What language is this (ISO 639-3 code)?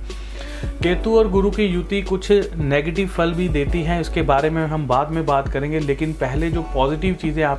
hin